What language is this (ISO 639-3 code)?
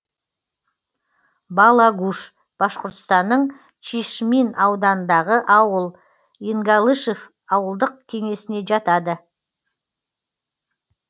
kaz